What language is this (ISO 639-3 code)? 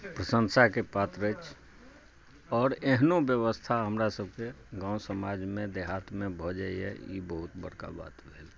mai